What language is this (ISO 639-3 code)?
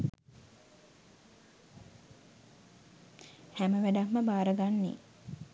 sin